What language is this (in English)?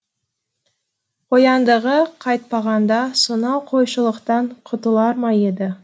Kazakh